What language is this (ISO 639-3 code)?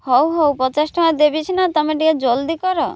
ori